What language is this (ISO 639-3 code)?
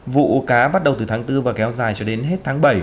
vie